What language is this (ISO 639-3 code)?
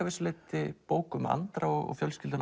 isl